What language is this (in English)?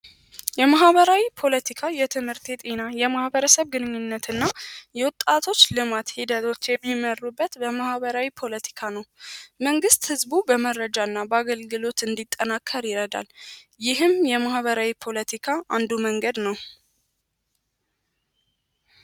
Amharic